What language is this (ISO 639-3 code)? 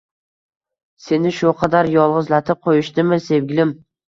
uzb